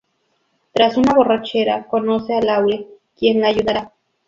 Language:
Spanish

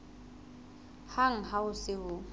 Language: Southern Sotho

